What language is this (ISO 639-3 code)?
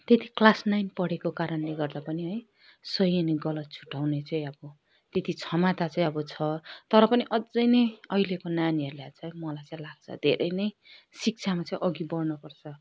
nep